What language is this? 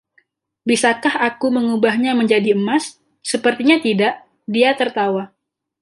Indonesian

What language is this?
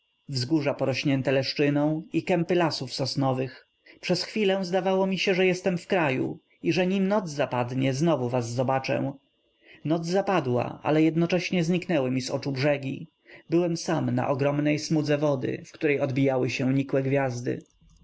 Polish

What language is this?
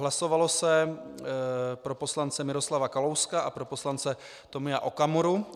Czech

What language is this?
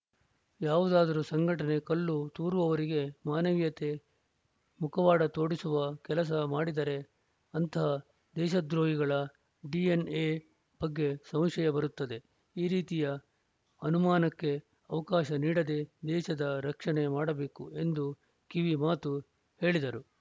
Kannada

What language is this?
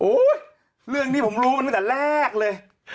Thai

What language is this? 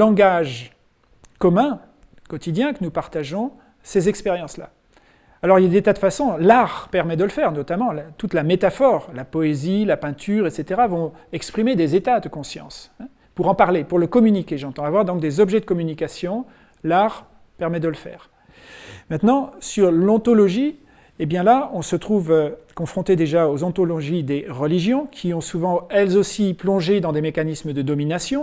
French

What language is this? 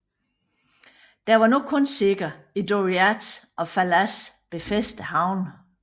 Danish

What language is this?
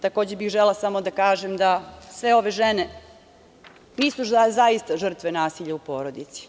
Serbian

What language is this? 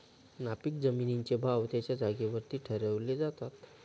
Marathi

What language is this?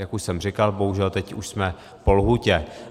Czech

